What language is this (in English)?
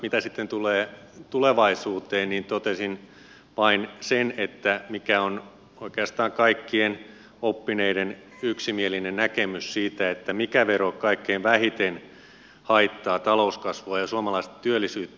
Finnish